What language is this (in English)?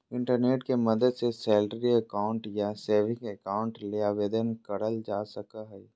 Magahi